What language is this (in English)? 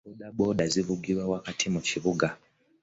Ganda